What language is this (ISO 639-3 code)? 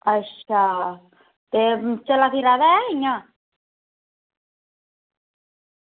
doi